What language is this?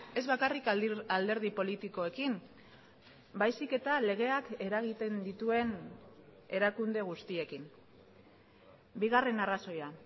Basque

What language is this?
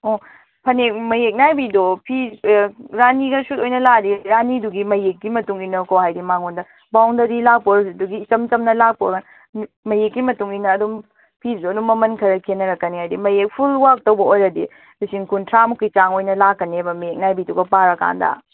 Manipuri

